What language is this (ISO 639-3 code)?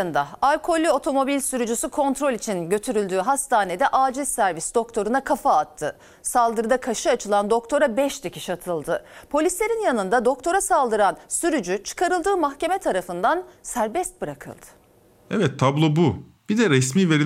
tur